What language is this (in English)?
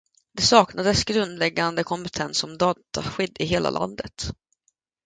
Swedish